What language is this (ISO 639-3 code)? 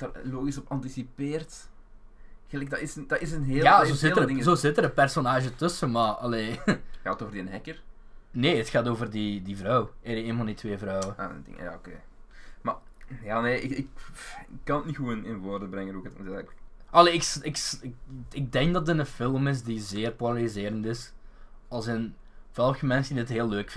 nld